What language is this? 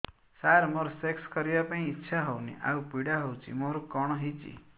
Odia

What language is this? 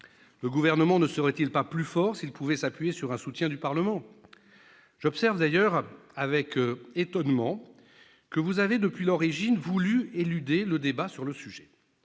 French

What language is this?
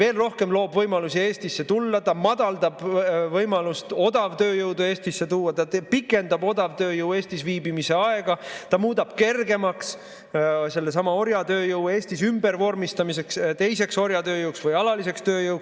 Estonian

